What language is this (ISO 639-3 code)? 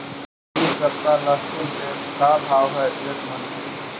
mag